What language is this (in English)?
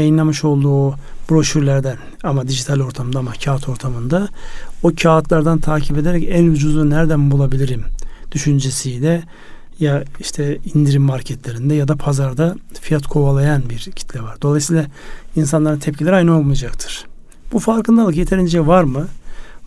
Turkish